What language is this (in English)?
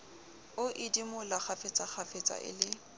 Southern Sotho